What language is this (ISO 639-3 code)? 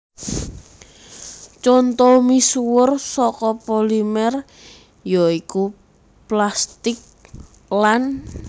jav